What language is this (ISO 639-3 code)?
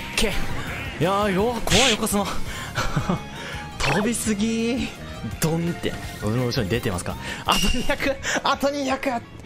jpn